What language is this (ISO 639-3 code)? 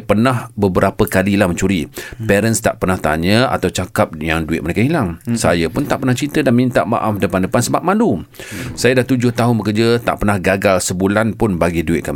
msa